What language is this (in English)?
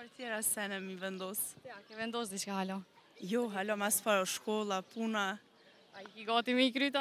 Romanian